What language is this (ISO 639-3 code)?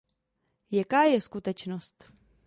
ces